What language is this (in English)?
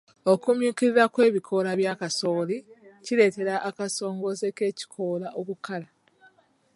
Ganda